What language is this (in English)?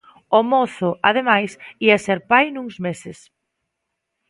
Galician